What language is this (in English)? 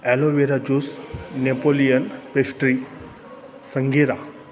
Marathi